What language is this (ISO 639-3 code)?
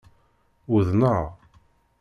kab